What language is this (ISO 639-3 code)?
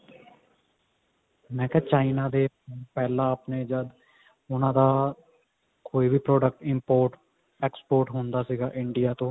pan